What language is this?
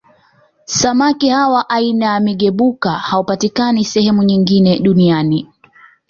Swahili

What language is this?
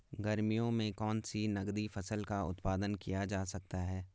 Hindi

